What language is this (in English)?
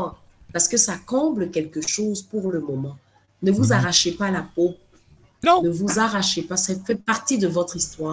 French